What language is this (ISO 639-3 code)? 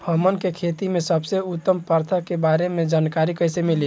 bho